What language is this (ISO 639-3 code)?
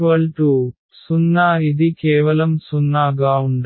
tel